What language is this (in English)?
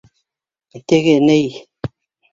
Bashkir